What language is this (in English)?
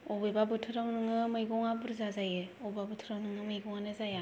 Bodo